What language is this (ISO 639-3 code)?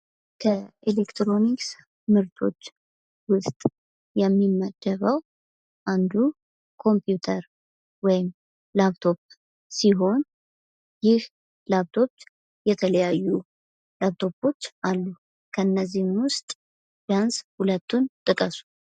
amh